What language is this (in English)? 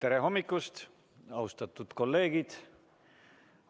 Estonian